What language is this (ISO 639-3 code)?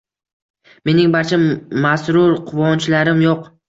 uzb